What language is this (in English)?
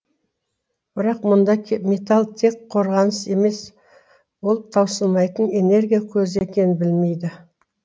Kazakh